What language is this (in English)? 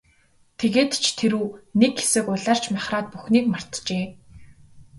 Mongolian